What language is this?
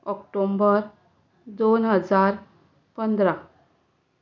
Konkani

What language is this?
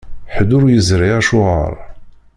Kabyle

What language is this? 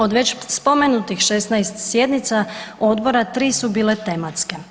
Croatian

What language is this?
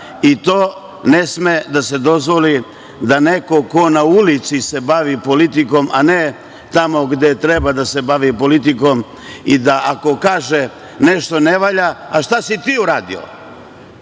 Serbian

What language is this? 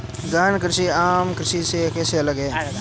Hindi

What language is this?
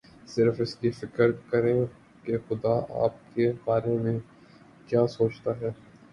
Urdu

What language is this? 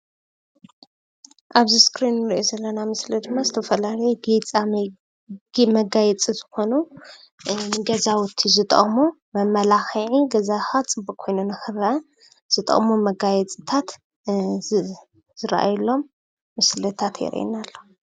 Tigrinya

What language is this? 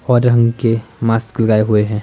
Hindi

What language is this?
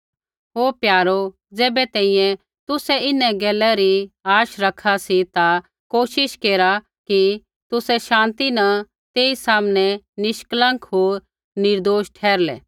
Kullu Pahari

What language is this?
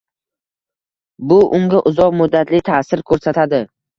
Uzbek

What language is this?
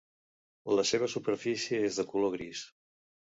Catalan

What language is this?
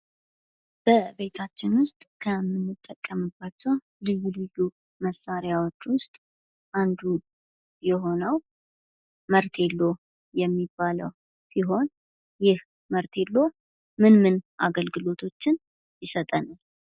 Amharic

